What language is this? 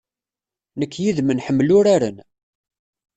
Kabyle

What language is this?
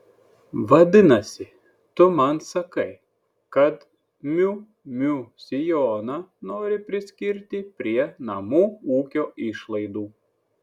Lithuanian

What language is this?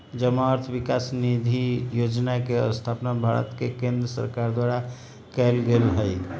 Magahi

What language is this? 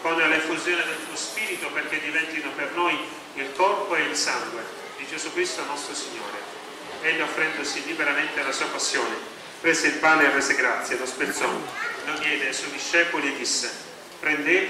Italian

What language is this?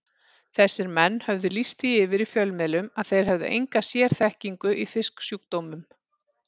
Icelandic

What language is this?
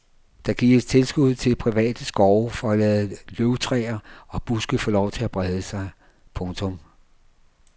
Danish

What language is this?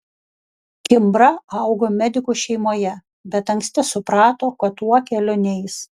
Lithuanian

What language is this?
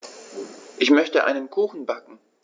German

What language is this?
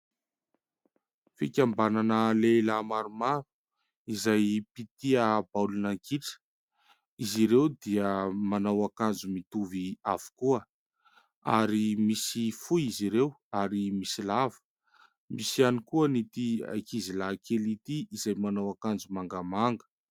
Malagasy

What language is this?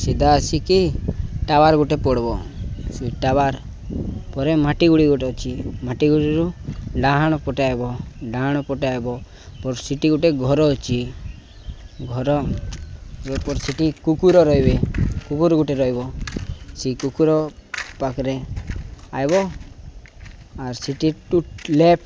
Odia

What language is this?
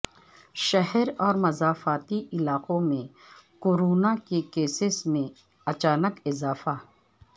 Urdu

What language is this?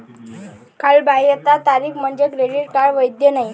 Marathi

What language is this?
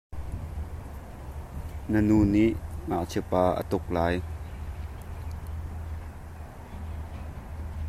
Hakha Chin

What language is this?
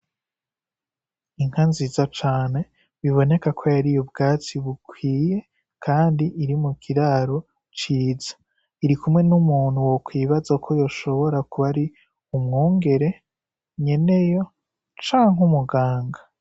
Rundi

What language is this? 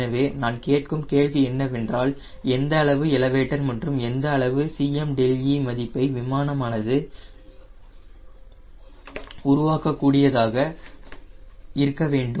Tamil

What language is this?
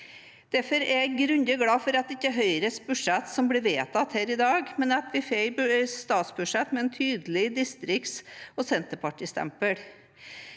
Norwegian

